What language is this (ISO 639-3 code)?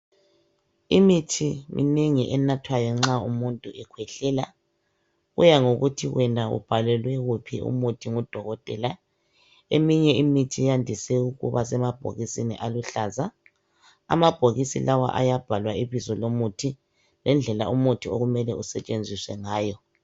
nde